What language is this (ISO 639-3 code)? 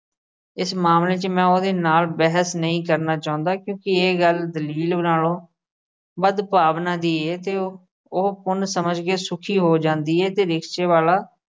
pan